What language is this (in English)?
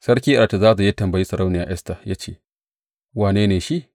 Hausa